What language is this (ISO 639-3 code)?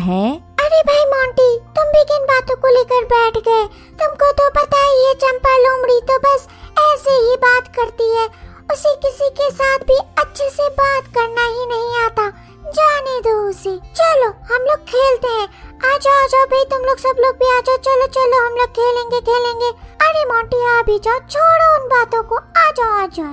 hin